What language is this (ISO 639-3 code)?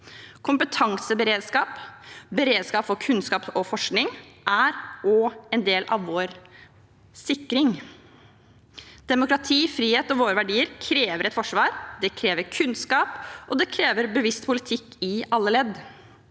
nor